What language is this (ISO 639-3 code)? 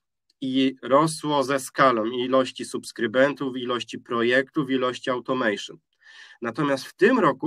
pol